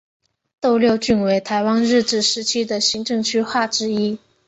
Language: Chinese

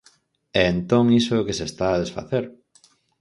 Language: Galician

